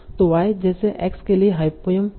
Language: Hindi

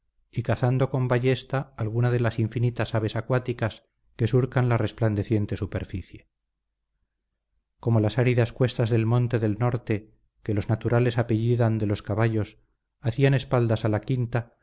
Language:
Spanish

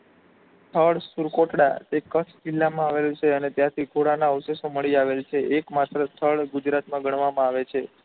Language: Gujarati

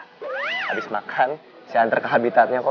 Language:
Indonesian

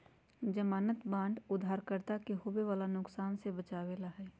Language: Magahi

